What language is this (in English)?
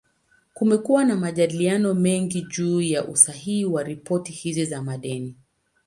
Swahili